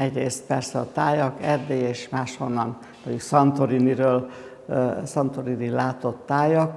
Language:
Hungarian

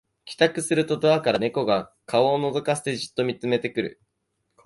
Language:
Japanese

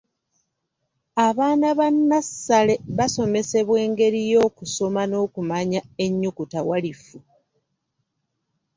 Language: Ganda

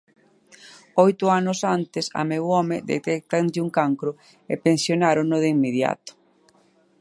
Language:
Galician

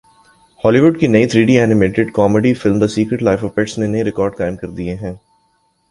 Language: Urdu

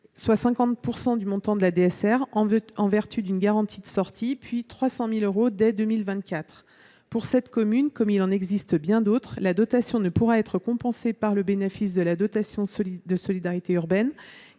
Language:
French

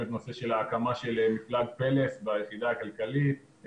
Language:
Hebrew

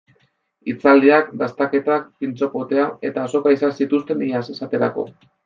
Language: Basque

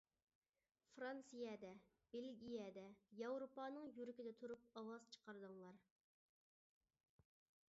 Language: Uyghur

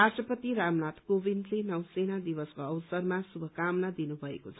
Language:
Nepali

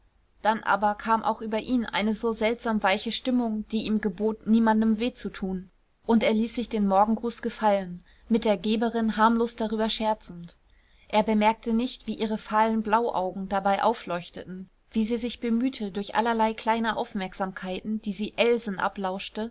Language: German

